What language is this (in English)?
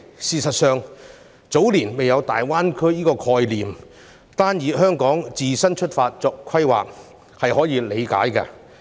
Cantonese